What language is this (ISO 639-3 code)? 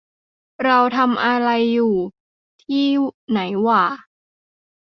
tha